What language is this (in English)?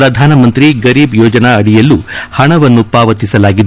Kannada